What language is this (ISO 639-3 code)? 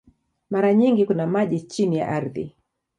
swa